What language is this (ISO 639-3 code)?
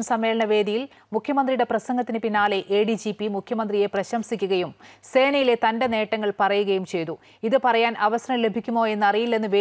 mal